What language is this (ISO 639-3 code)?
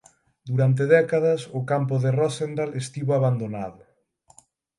glg